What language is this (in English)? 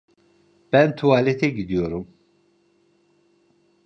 Turkish